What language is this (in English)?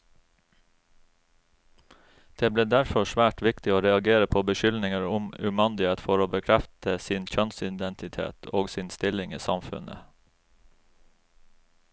Norwegian